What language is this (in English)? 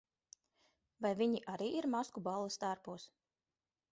Latvian